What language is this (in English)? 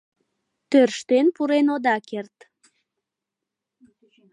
Mari